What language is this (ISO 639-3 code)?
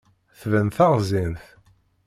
kab